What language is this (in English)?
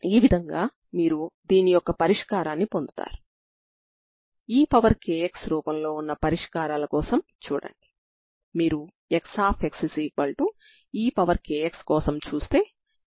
Telugu